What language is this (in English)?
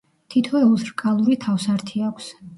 Georgian